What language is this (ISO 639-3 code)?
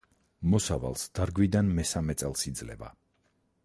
kat